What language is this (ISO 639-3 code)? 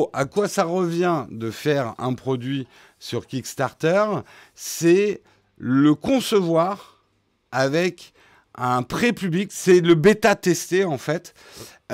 fra